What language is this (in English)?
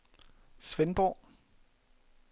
Danish